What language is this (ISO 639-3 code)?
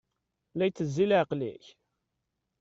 kab